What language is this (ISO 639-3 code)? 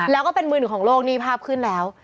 tha